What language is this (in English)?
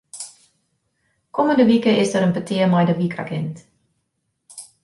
Western Frisian